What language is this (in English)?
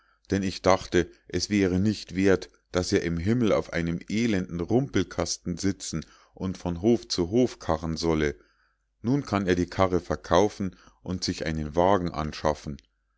German